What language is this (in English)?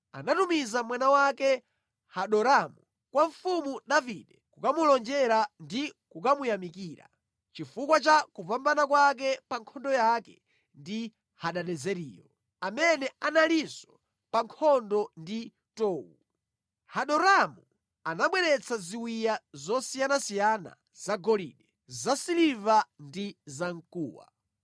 Nyanja